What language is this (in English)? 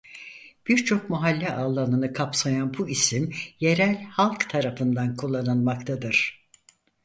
Turkish